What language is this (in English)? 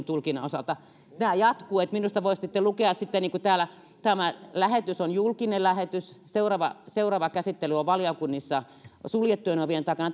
Finnish